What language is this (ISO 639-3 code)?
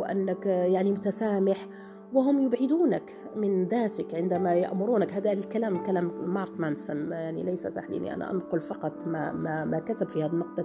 ara